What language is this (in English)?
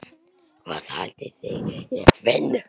Icelandic